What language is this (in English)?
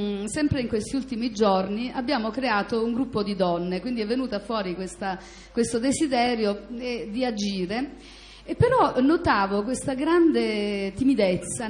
Italian